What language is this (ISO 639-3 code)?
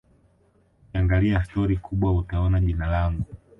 swa